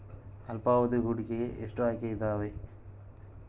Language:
Kannada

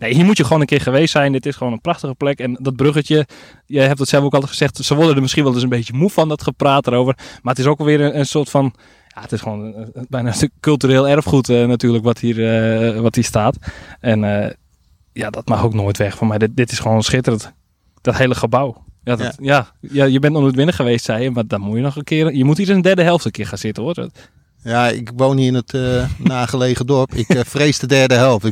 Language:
Dutch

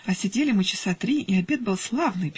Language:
Russian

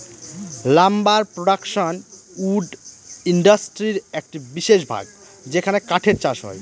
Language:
Bangla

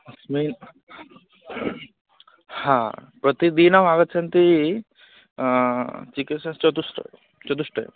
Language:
Sanskrit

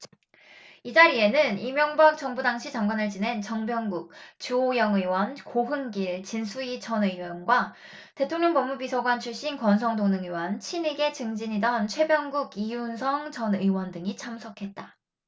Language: Korean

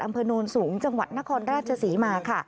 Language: Thai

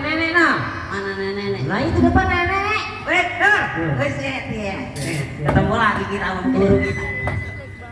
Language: Indonesian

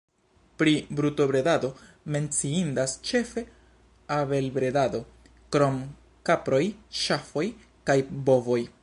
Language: Esperanto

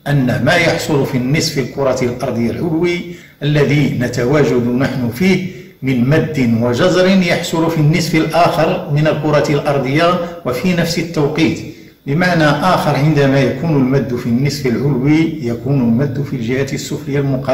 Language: Arabic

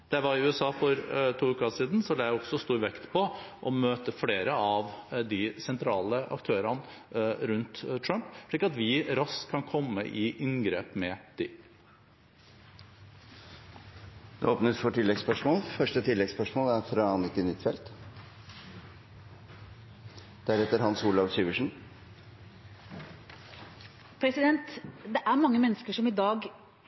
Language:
Norwegian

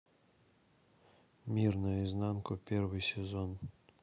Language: Russian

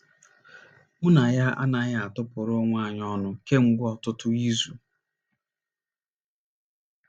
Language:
Igbo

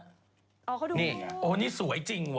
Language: Thai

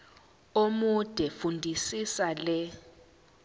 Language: Zulu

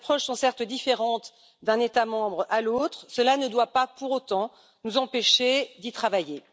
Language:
French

